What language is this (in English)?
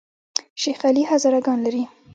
Pashto